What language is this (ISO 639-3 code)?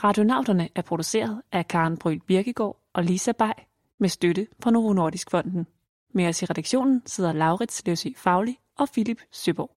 dan